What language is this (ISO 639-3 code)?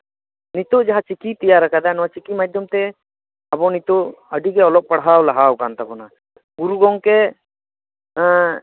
sat